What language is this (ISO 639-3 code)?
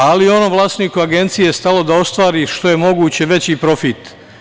srp